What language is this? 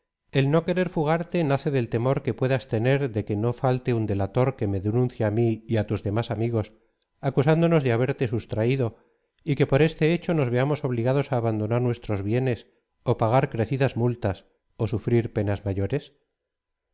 Spanish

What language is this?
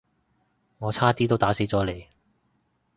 Cantonese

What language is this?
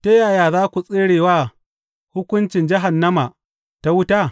Hausa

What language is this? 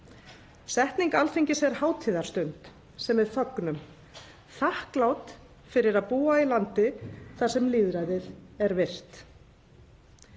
Icelandic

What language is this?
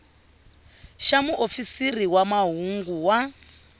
Tsonga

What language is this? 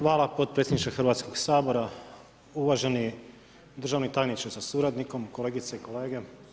Croatian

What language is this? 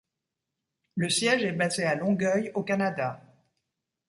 French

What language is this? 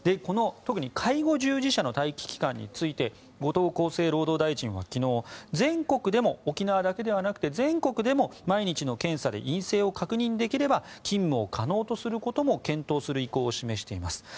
Japanese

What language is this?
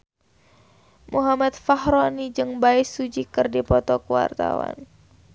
Sundanese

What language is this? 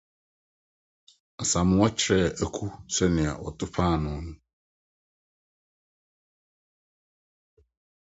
Akan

